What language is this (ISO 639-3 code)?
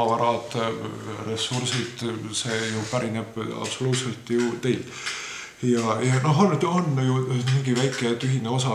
fin